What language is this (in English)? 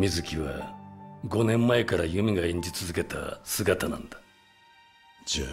Japanese